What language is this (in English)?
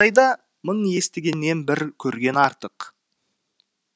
Kazakh